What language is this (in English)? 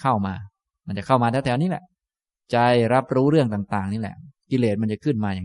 Thai